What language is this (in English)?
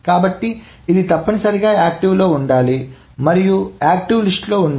Telugu